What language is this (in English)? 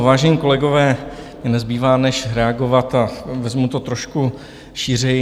Czech